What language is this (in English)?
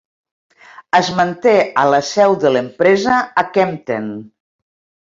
Catalan